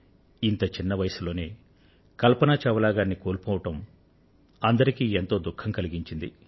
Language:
Telugu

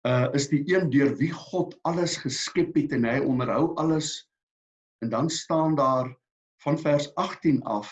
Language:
Dutch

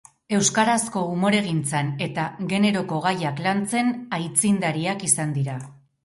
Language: Basque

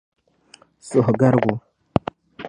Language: Dagbani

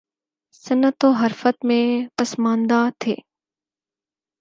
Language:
Urdu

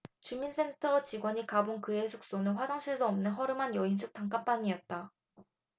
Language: Korean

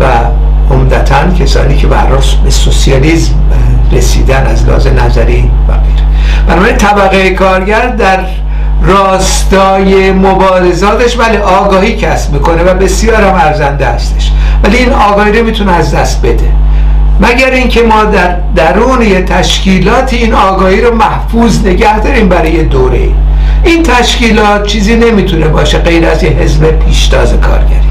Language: Persian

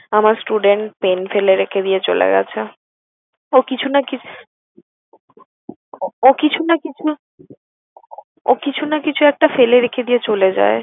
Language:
Bangla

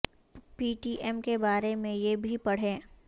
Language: Urdu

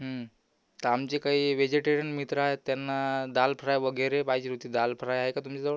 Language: Marathi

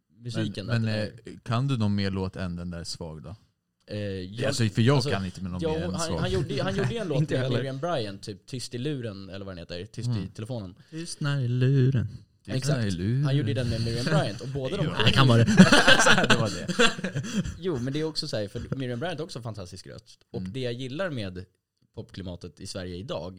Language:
Swedish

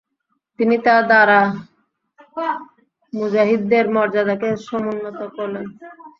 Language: Bangla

